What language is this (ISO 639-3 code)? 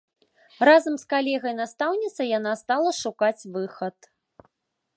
bel